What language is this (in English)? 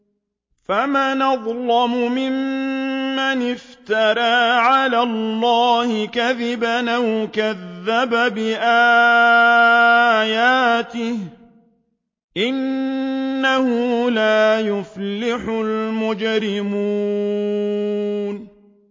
Arabic